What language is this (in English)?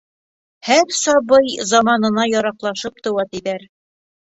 Bashkir